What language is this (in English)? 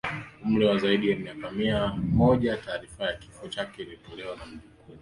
Swahili